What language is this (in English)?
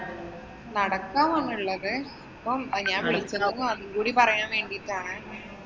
Malayalam